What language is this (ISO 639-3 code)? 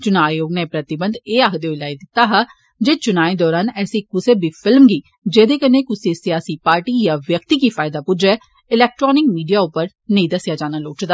doi